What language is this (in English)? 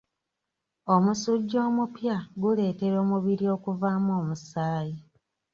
Ganda